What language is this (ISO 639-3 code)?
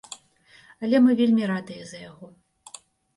bel